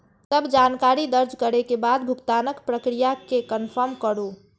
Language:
Maithili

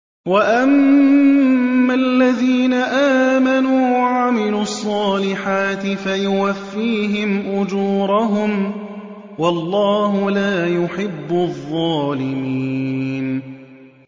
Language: Arabic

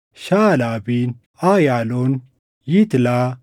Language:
Oromo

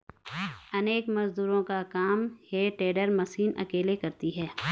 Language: Hindi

